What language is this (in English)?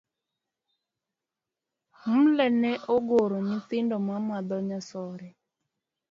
Luo (Kenya and Tanzania)